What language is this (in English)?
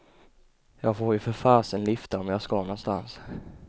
Swedish